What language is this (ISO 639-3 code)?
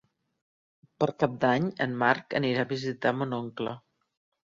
cat